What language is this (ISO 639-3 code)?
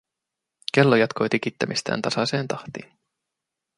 fin